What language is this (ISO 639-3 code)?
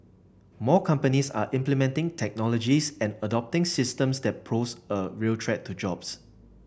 eng